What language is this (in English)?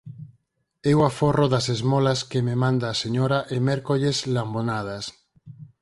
Galician